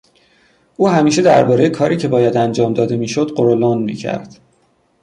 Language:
Persian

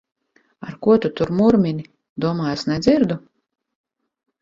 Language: Latvian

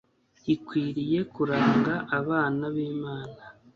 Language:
Kinyarwanda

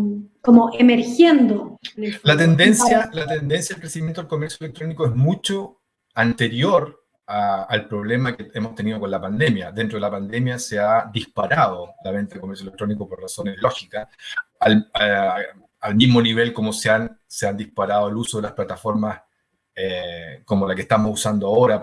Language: Spanish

